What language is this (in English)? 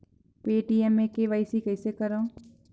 Chhattisgarhi